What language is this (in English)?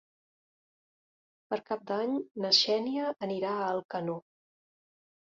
Catalan